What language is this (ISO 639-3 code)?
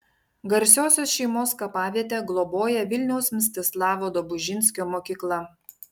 lit